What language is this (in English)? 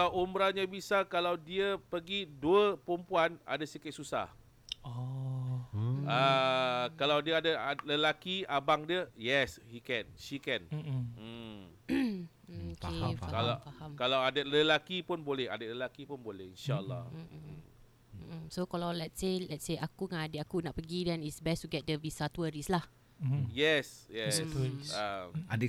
Malay